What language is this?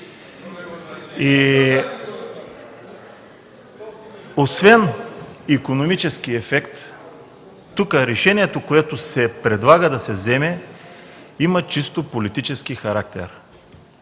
Bulgarian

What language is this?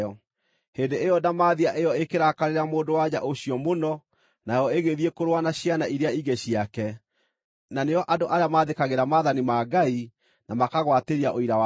Kikuyu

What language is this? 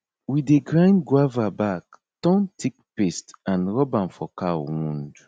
Nigerian Pidgin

